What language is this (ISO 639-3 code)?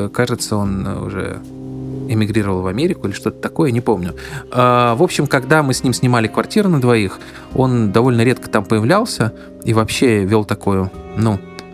rus